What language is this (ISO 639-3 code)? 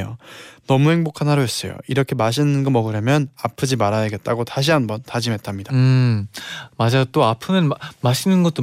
kor